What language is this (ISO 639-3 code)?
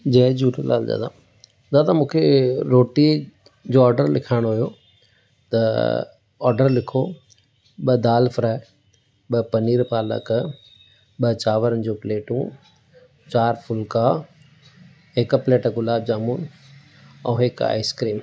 snd